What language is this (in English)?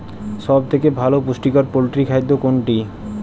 Bangla